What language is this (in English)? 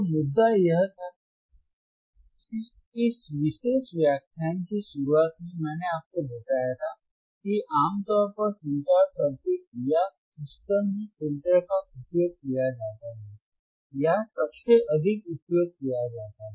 Hindi